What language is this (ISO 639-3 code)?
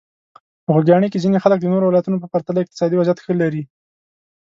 pus